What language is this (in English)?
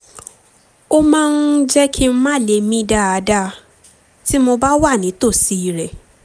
Yoruba